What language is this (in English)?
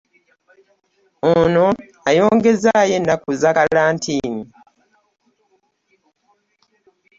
Ganda